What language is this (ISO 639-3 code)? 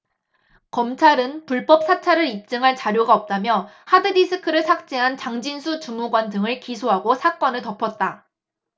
kor